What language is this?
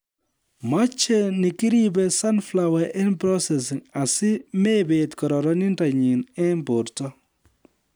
Kalenjin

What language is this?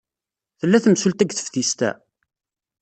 Kabyle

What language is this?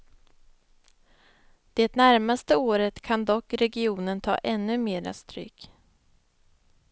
Swedish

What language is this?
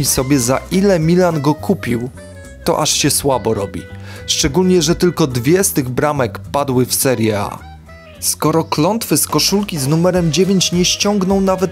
Polish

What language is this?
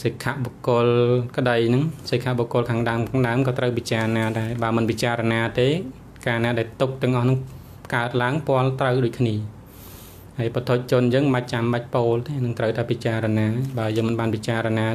Thai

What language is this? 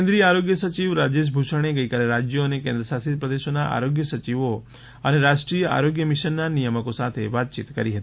Gujarati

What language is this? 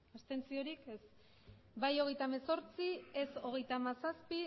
Basque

